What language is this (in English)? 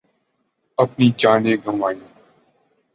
Urdu